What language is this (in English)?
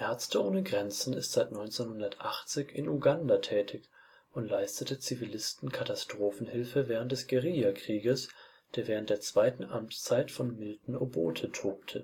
German